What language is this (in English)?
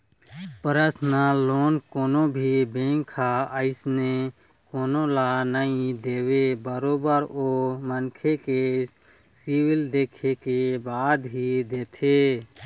Chhattisgarhi